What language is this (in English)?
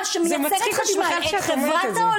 Hebrew